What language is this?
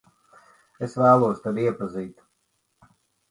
Latvian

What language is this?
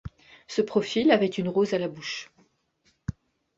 French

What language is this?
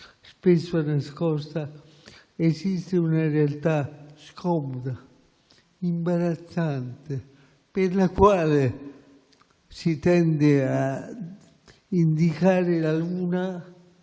Italian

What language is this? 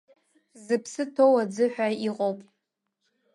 Abkhazian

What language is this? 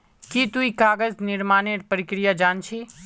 Magahi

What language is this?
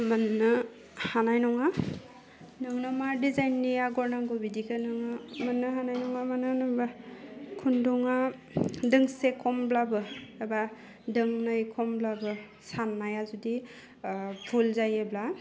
Bodo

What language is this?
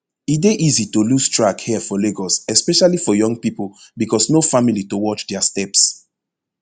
Nigerian Pidgin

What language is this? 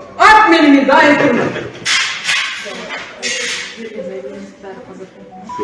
Turkish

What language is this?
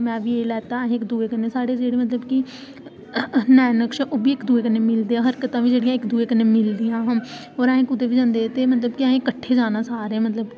Dogri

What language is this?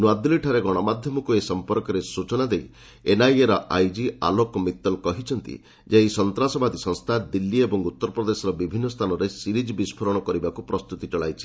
Odia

